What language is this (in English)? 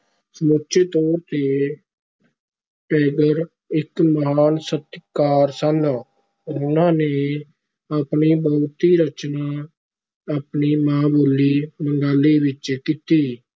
Punjabi